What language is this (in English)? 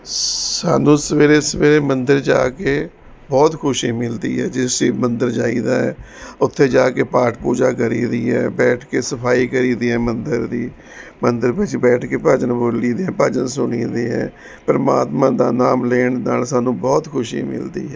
Punjabi